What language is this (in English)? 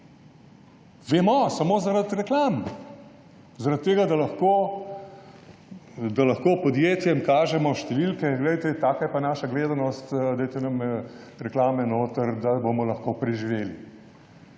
Slovenian